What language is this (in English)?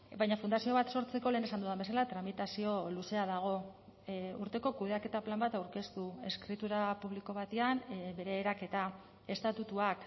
Basque